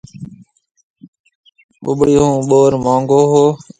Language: Marwari (Pakistan)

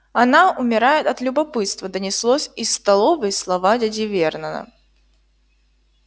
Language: Russian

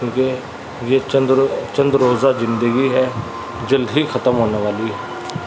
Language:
Urdu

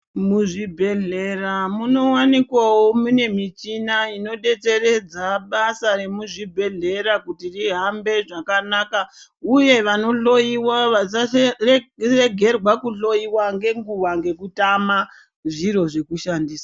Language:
Ndau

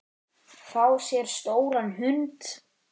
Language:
Icelandic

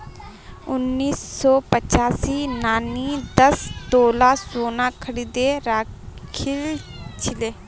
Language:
Magahi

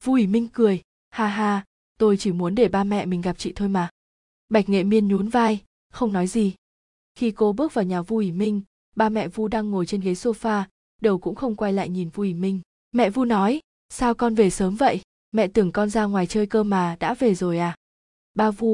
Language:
Vietnamese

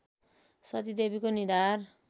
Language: Nepali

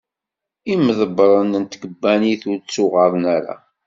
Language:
Kabyle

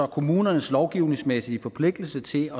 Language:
Danish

